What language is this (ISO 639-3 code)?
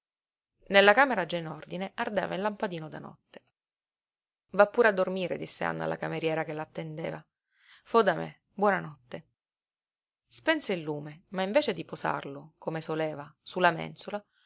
ita